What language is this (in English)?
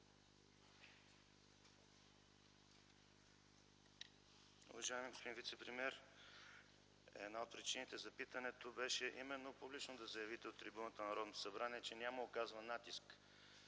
Bulgarian